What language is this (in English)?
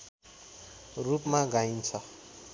Nepali